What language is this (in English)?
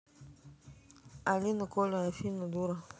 Russian